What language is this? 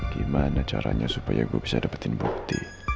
Indonesian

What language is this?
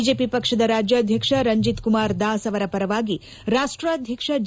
Kannada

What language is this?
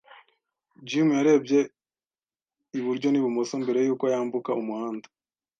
Kinyarwanda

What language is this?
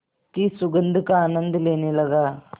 Hindi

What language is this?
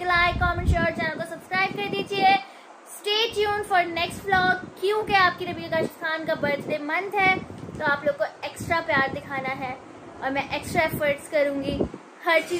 Hindi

